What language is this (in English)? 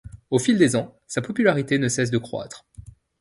French